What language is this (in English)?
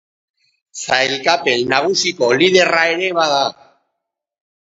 Basque